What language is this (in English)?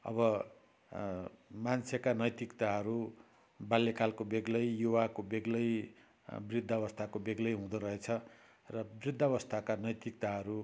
Nepali